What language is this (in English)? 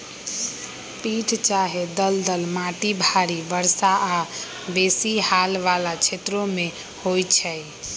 Magahi